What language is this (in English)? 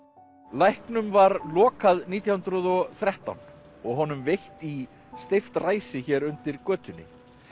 Icelandic